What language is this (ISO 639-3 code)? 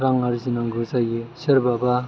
brx